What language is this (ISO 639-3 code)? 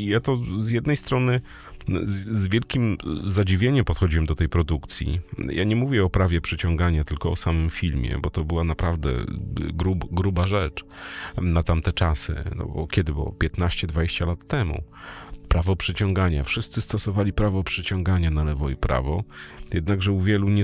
pol